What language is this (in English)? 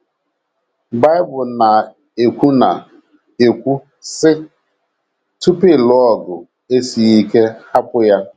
Igbo